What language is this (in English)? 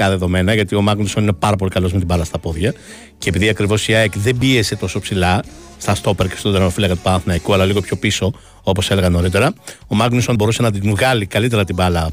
Greek